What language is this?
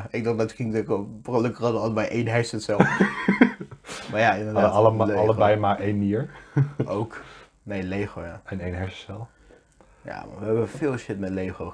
Dutch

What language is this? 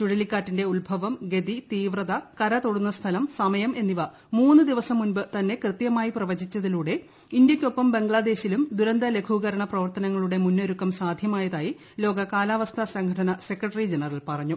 Malayalam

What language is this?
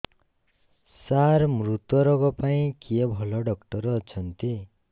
Odia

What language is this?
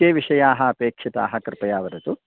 Sanskrit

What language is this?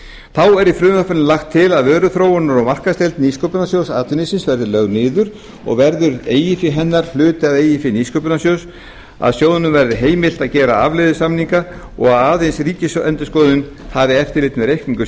Icelandic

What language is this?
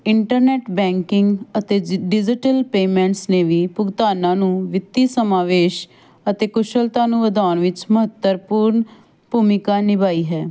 Punjabi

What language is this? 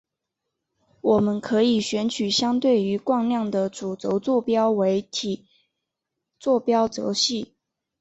Chinese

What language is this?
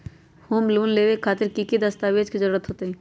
Magahi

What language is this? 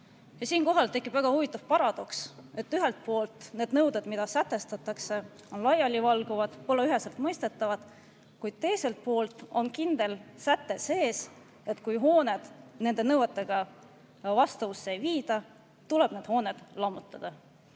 Estonian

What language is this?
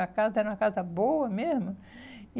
Portuguese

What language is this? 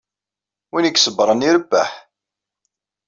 Kabyle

